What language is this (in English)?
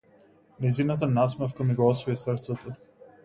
Macedonian